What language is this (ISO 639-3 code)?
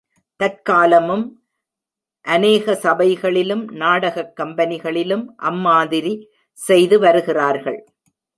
tam